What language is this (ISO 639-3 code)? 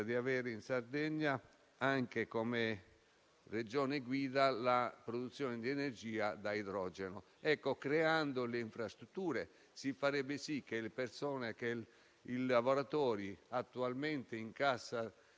ita